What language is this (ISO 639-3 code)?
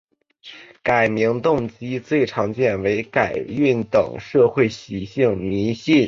zho